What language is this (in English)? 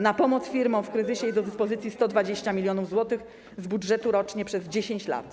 Polish